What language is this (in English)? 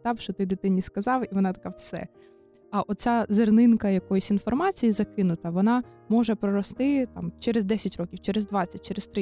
Ukrainian